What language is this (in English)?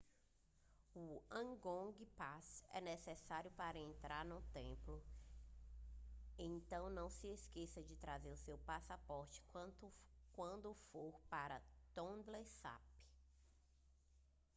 Portuguese